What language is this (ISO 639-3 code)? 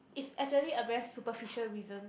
eng